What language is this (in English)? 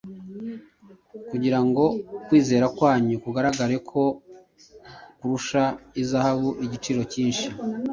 Kinyarwanda